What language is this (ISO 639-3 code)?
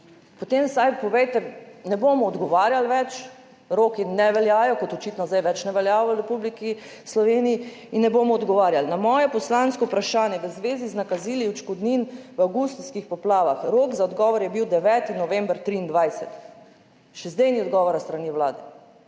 slv